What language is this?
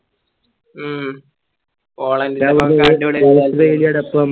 Malayalam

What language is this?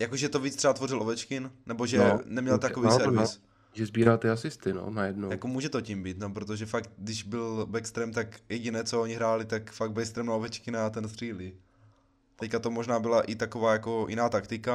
Czech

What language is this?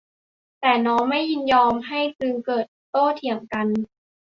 Thai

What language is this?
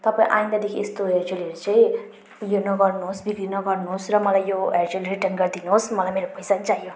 Nepali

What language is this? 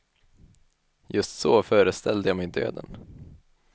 Swedish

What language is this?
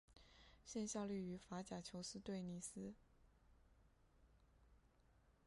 Chinese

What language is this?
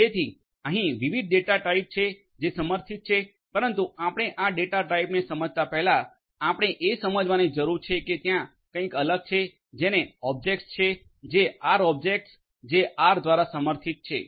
Gujarati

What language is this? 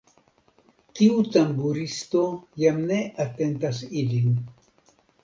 Esperanto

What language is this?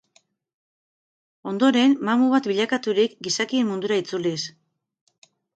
Basque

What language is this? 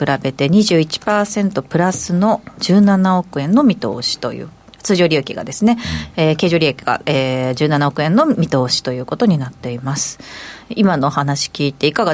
Japanese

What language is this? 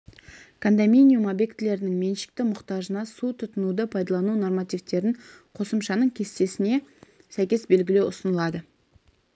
Kazakh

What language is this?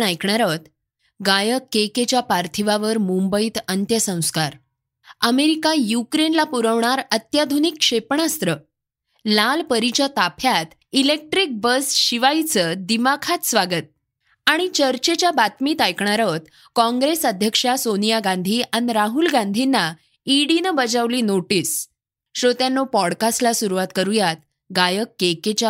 Marathi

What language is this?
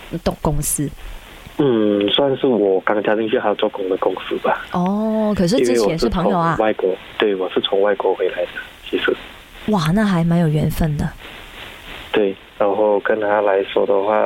Chinese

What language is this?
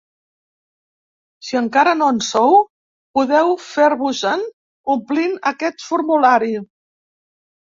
Catalan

